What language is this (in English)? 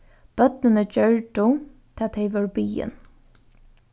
Faroese